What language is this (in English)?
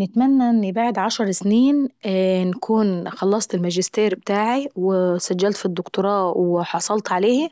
Saidi Arabic